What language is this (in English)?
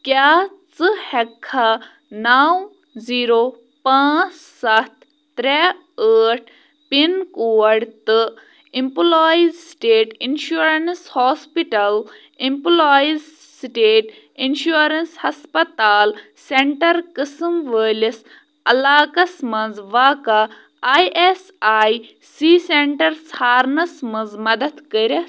Kashmiri